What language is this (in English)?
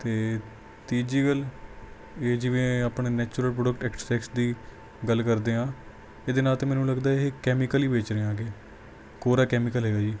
Punjabi